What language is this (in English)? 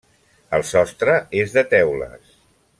Catalan